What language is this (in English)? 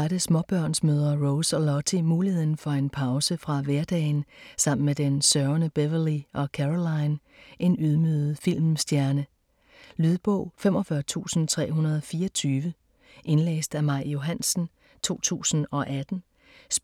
Danish